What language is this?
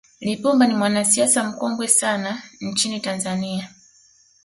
Swahili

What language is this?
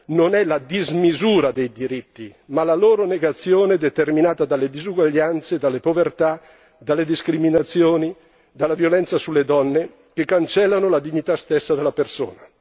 Italian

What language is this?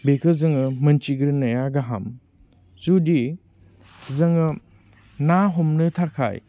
Bodo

